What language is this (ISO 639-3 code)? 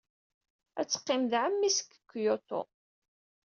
kab